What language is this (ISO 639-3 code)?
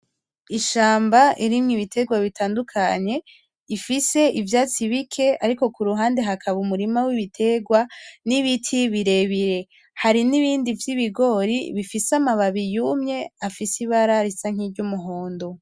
run